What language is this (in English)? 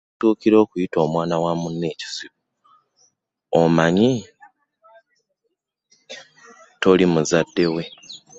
Ganda